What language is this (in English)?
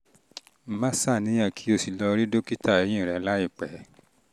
Yoruba